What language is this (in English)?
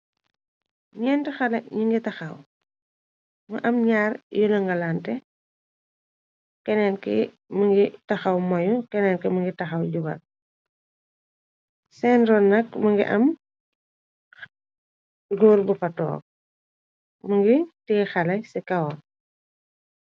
Wolof